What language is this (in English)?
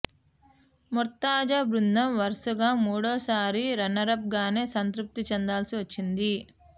Telugu